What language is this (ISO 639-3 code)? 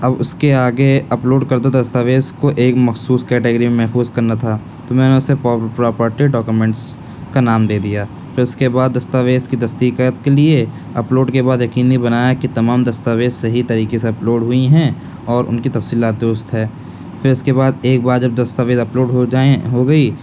urd